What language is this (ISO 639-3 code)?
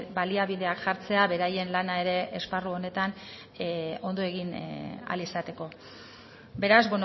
eus